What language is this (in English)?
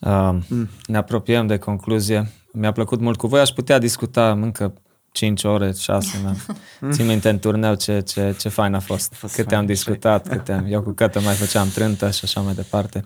Romanian